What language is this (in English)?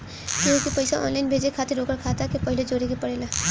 Bhojpuri